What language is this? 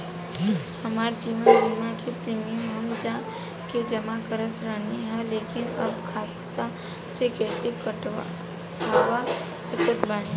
Bhojpuri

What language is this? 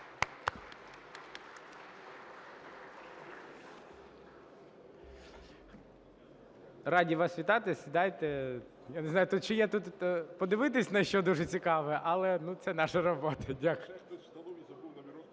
Ukrainian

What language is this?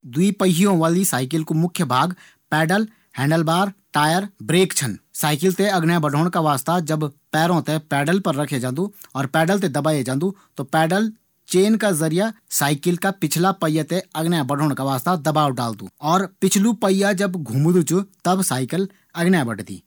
Garhwali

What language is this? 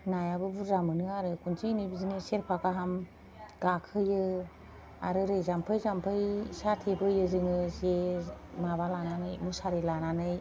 Bodo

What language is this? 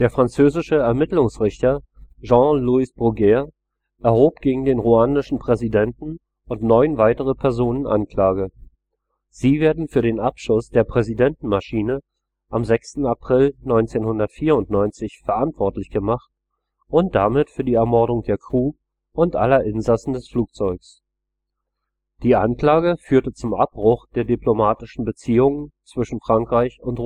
German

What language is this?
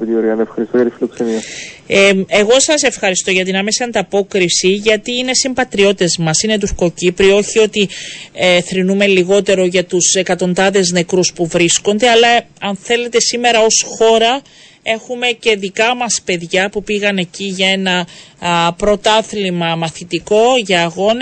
Greek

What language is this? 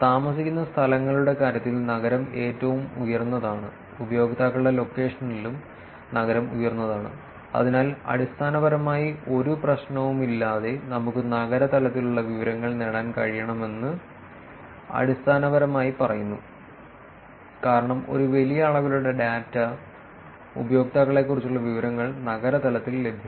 Malayalam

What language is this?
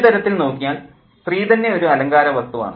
Malayalam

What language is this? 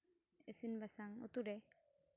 Santali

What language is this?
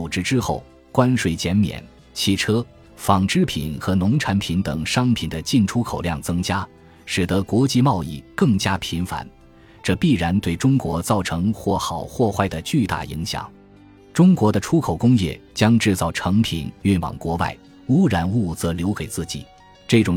Chinese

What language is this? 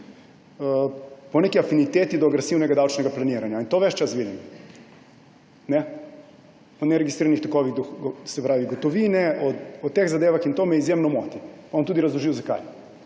Slovenian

